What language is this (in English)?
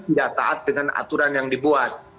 Indonesian